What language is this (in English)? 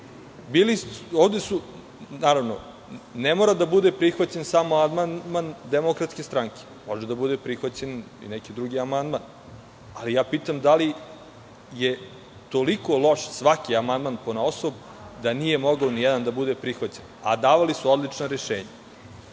Serbian